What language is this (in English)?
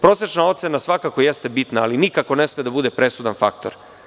Serbian